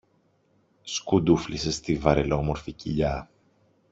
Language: Greek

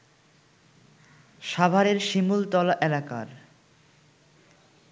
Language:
Bangla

